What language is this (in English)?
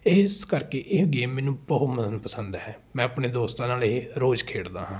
Punjabi